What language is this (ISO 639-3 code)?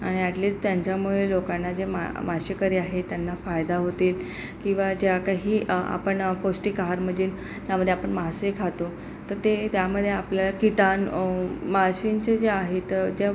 mar